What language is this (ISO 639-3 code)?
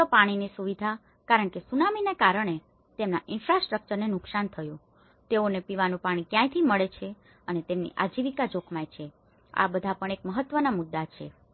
guj